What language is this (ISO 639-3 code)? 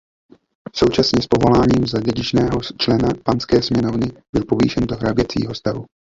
ces